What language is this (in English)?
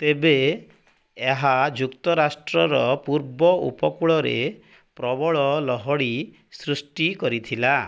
Odia